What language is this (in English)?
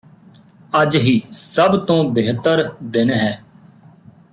Punjabi